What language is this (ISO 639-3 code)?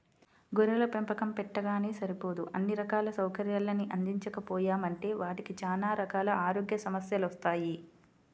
tel